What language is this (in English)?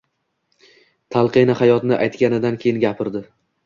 Uzbek